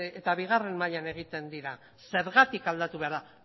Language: Basque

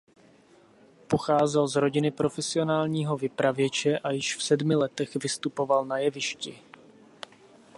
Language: Czech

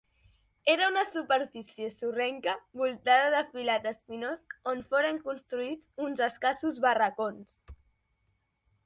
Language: Catalan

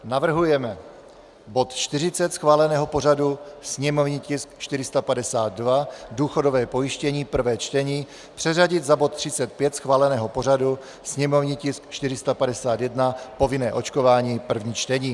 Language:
Czech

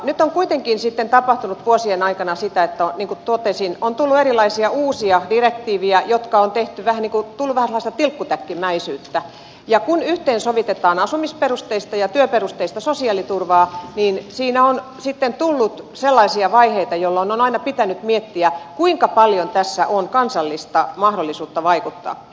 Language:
Finnish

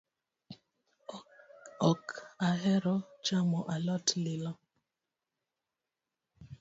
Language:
Luo (Kenya and Tanzania)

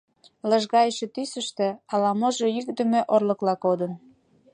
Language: Mari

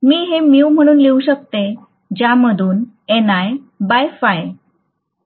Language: Marathi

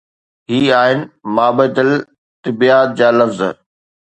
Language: Sindhi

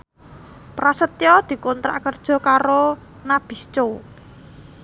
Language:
Javanese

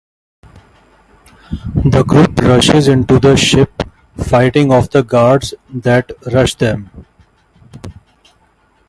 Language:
English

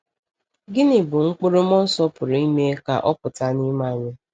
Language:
Igbo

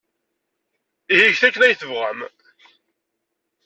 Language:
Kabyle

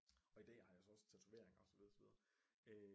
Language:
Danish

